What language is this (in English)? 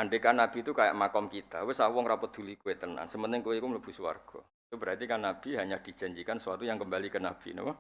Indonesian